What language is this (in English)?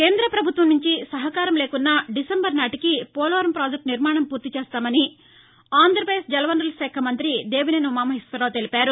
Telugu